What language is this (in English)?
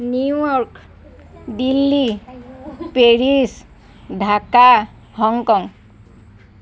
Assamese